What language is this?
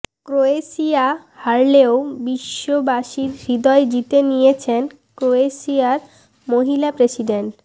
Bangla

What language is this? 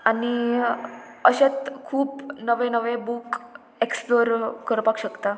Konkani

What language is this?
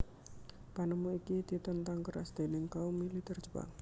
Javanese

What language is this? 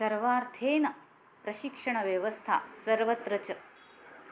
Sanskrit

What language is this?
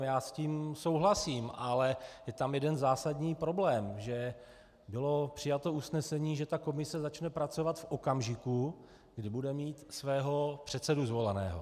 Czech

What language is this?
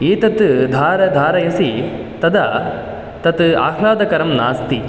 Sanskrit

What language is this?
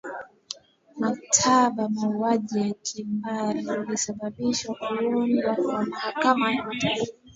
Swahili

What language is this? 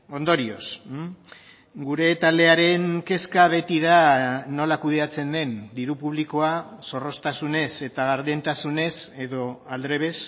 Basque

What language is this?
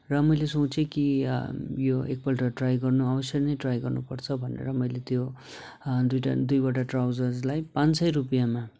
Nepali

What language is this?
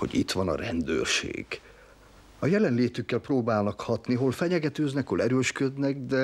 Hungarian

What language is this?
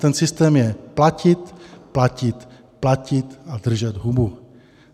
Czech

